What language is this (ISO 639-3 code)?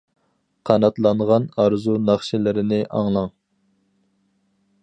uig